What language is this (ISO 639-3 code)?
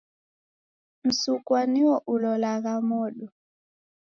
dav